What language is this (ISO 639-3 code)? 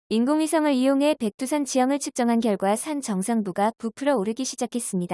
kor